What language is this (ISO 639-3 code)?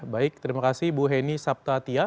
ind